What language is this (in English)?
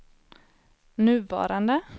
Swedish